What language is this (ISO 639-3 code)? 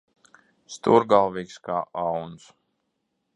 lav